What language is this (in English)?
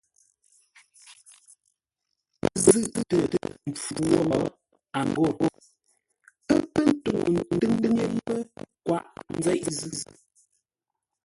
Ngombale